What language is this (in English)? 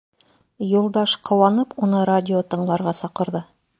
Bashkir